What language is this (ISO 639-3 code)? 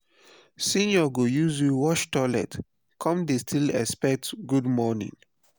pcm